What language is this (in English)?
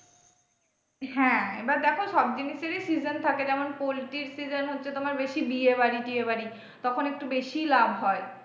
Bangla